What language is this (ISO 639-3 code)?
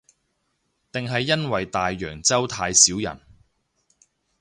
yue